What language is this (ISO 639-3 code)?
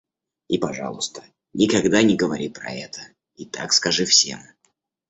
rus